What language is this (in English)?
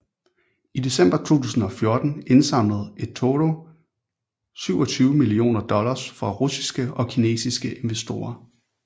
Danish